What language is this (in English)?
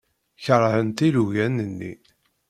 Kabyle